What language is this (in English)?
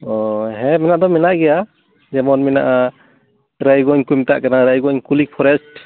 Santali